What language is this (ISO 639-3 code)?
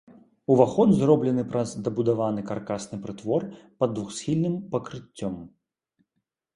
bel